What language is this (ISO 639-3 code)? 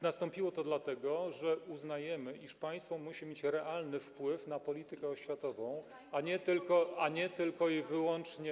pol